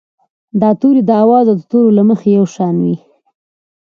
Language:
Pashto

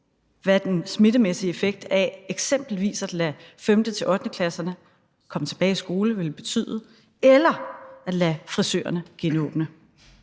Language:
Danish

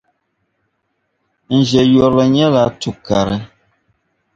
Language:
Dagbani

